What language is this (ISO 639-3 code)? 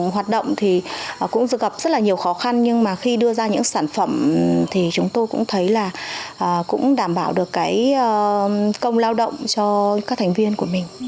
vie